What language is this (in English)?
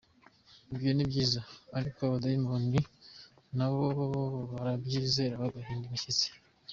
Kinyarwanda